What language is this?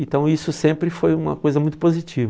Portuguese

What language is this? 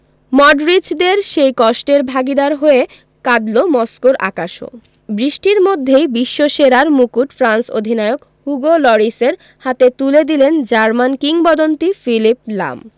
Bangla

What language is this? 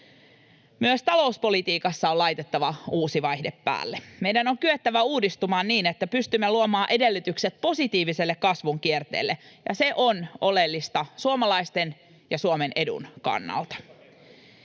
Finnish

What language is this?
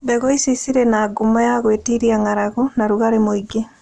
Kikuyu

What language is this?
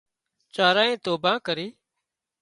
Wadiyara Koli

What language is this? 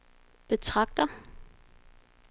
Danish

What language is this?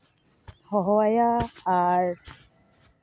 Santali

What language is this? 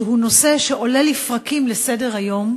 Hebrew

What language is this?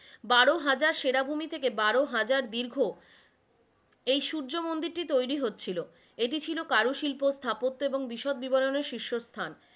Bangla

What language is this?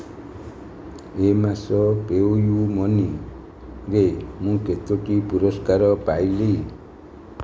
Odia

